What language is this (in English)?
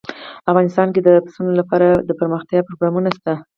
Pashto